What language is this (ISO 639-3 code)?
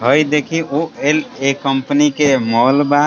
bho